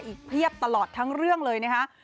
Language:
Thai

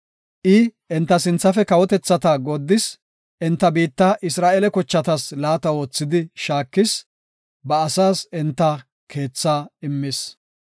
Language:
Gofa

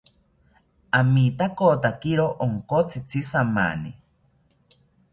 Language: South Ucayali Ashéninka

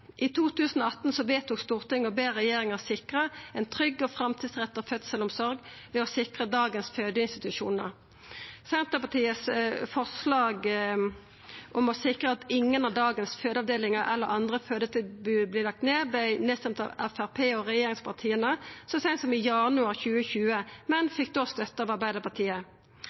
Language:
Norwegian Nynorsk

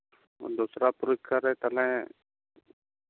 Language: Santali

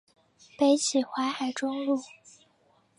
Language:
Chinese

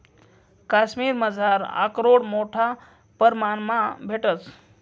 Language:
Marathi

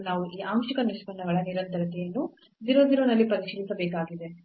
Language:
Kannada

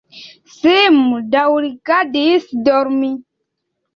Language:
Esperanto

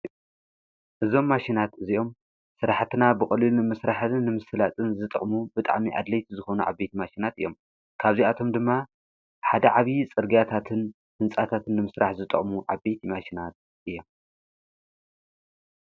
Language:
Tigrinya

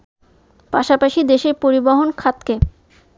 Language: Bangla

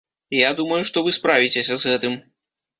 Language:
Belarusian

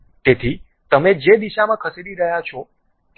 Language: Gujarati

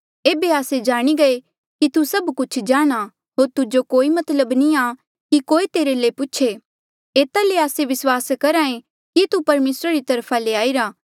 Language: Mandeali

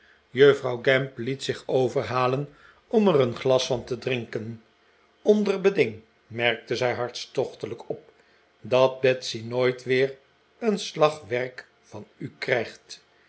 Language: Dutch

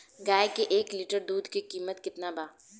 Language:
Bhojpuri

